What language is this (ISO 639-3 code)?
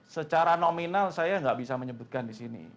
ind